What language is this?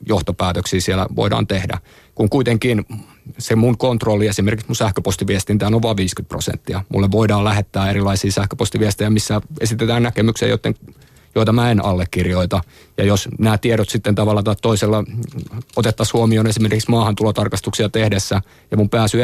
Finnish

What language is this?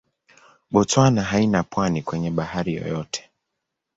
Swahili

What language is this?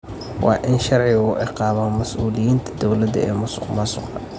Somali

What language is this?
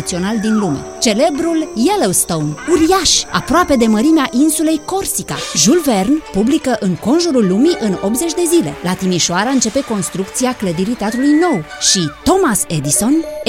Romanian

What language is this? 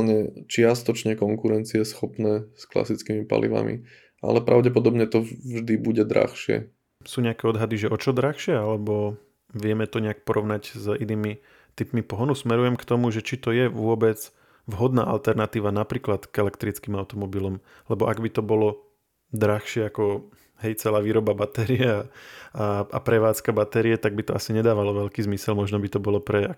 Slovak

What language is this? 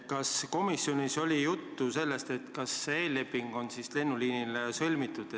Estonian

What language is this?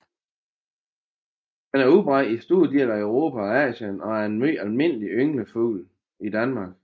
Danish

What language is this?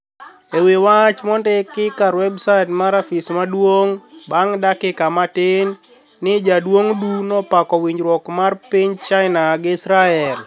Luo (Kenya and Tanzania)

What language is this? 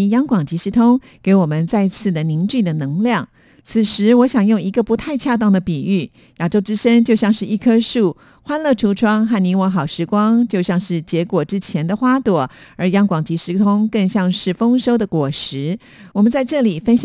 Chinese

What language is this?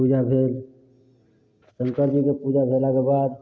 Maithili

